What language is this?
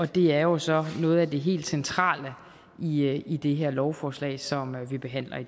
Danish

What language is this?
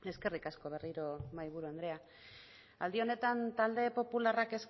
Basque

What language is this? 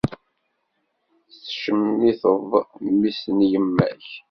Kabyle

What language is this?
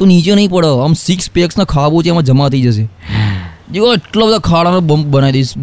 Gujarati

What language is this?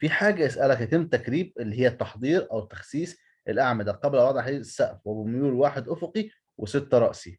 Arabic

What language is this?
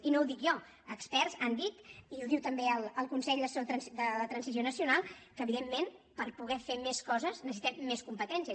Catalan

